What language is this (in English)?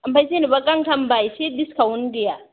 Bodo